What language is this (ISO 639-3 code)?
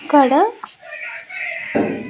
tel